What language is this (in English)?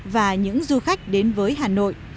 Vietnamese